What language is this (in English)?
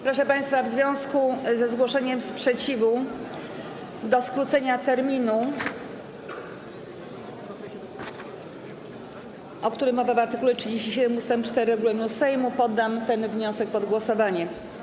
Polish